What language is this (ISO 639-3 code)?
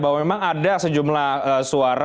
ind